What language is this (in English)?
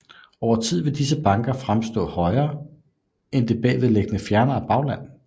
Danish